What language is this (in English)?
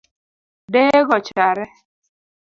Luo (Kenya and Tanzania)